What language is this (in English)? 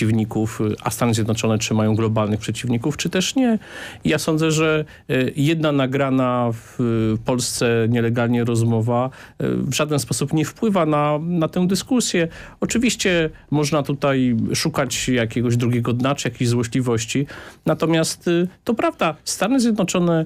Polish